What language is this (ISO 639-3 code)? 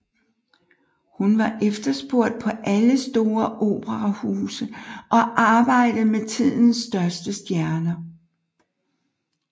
dan